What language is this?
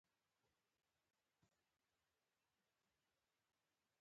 Pashto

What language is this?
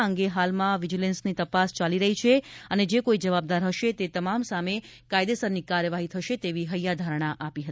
Gujarati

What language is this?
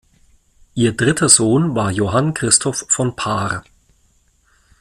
German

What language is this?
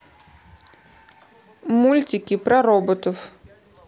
Russian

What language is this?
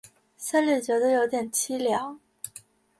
Chinese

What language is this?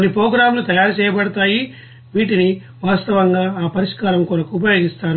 Telugu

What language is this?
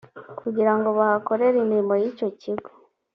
Kinyarwanda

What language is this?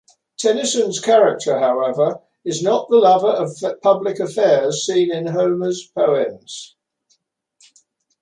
English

